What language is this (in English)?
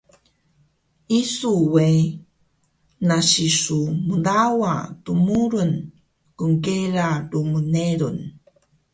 Taroko